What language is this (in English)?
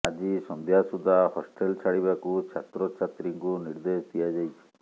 Odia